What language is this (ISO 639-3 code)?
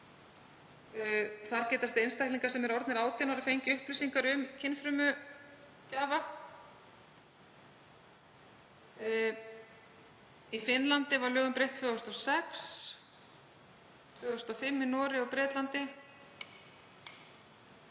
isl